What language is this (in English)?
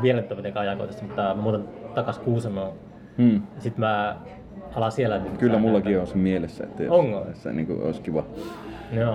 Finnish